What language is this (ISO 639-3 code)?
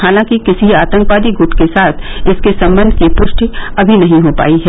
hin